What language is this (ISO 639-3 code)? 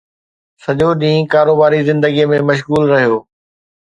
snd